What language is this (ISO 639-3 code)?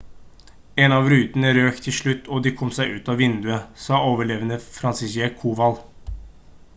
nob